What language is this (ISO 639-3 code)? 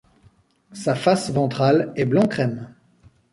fra